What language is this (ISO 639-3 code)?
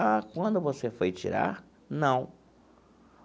por